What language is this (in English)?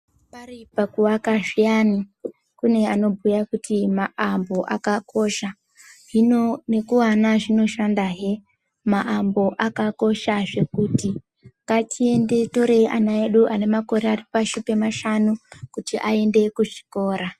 Ndau